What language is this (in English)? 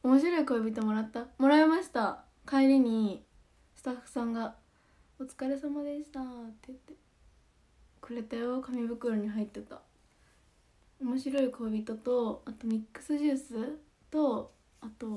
Japanese